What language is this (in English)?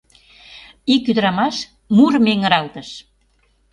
Mari